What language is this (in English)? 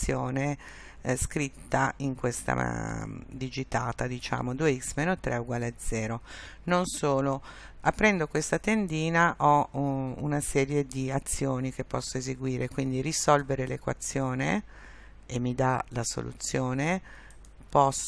Italian